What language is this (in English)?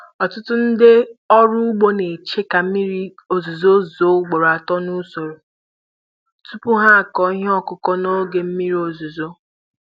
Igbo